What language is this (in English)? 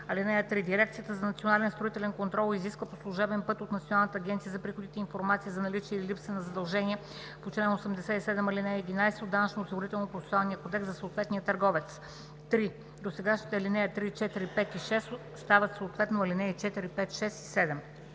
Bulgarian